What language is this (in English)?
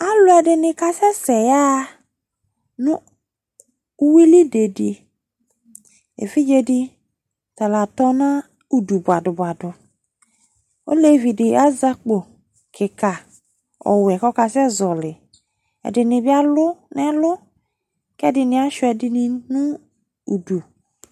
Ikposo